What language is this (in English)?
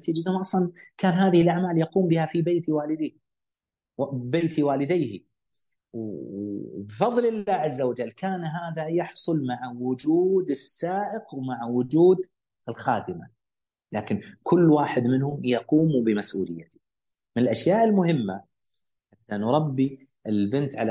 Arabic